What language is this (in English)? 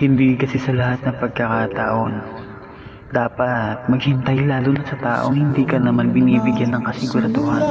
Filipino